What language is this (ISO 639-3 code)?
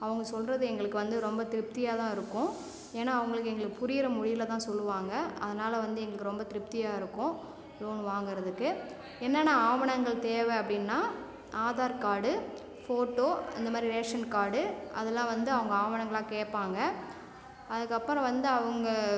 tam